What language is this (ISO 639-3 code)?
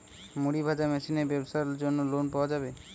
ben